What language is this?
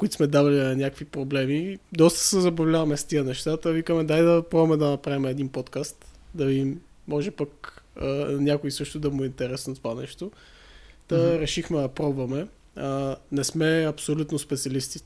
Bulgarian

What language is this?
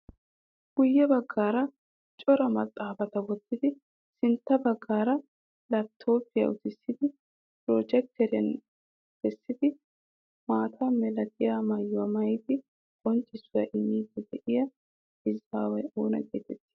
Wolaytta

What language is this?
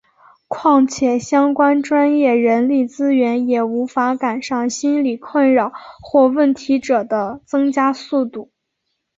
Chinese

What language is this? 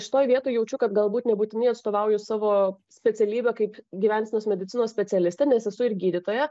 Lithuanian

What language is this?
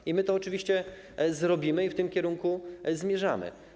Polish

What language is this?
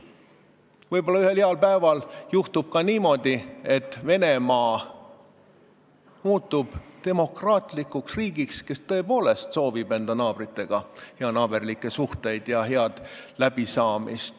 Estonian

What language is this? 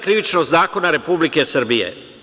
Serbian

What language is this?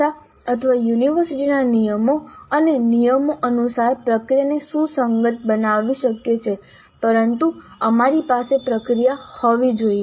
Gujarati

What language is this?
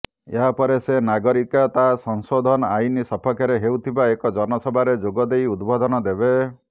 Odia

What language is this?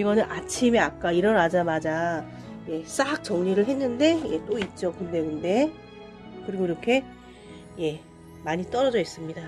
Korean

